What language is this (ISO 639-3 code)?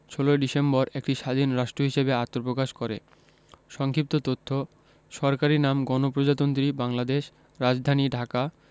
ben